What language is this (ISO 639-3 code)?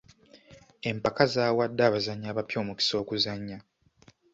lug